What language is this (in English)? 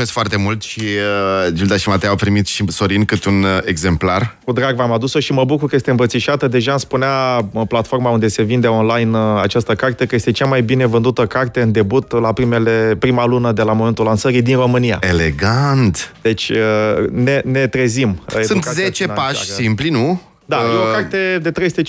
Romanian